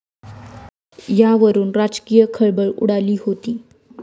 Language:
Marathi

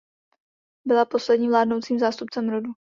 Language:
Czech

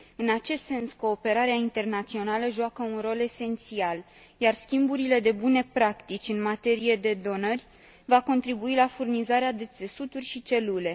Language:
Romanian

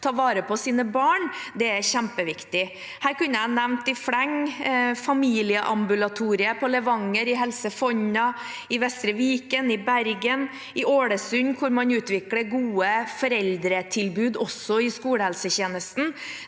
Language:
Norwegian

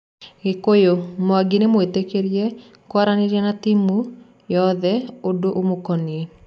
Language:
Kikuyu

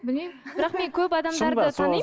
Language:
Kazakh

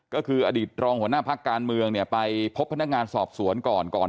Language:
Thai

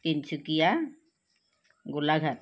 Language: Assamese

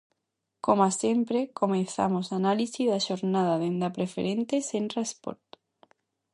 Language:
Galician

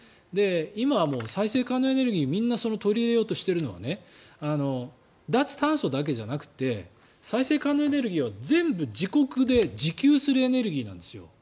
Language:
Japanese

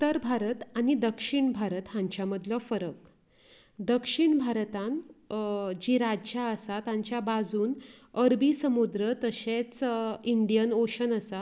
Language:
Konkani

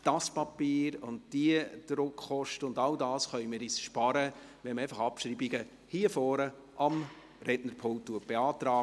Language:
Swiss German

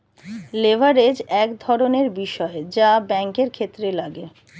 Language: Bangla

